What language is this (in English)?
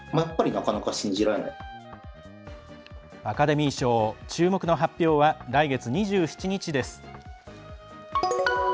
Japanese